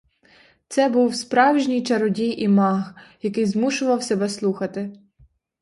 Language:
Ukrainian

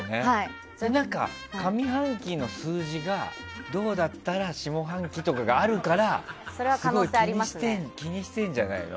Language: Japanese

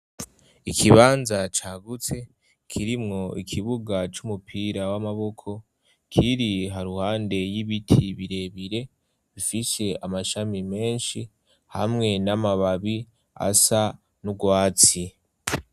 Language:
Rundi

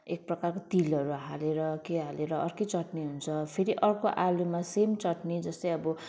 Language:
Nepali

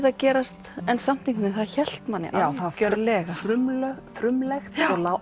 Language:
Icelandic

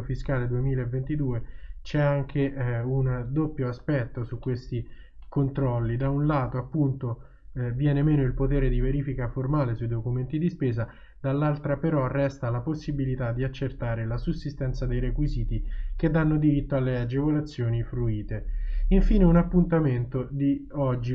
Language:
Italian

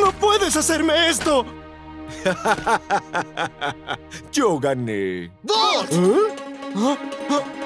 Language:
Spanish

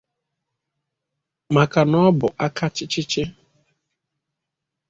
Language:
Igbo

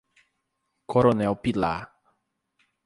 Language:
Portuguese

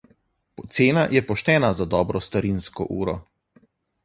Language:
Slovenian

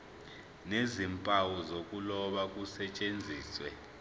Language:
Zulu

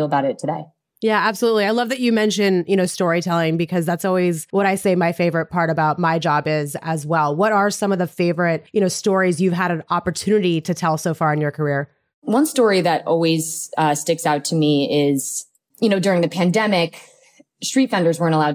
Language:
English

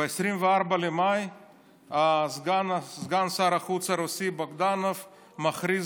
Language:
Hebrew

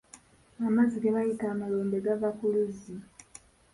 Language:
Ganda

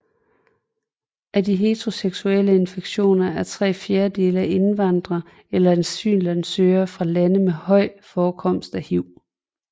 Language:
Danish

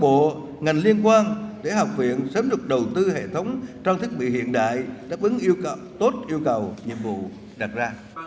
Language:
Vietnamese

